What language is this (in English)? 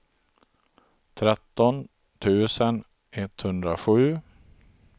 Swedish